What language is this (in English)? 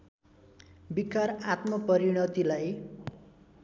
Nepali